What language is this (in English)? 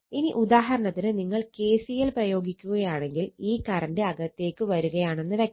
Malayalam